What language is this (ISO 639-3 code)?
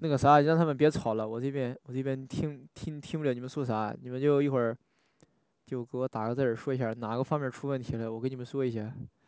zho